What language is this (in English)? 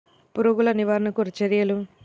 Telugu